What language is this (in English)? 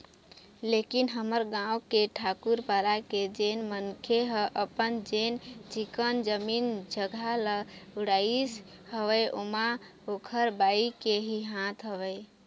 Chhattisgarhi